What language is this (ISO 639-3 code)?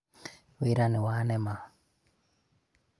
kik